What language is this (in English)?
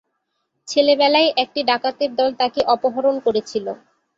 Bangla